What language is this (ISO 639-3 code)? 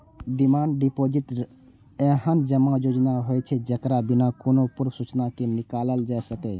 mai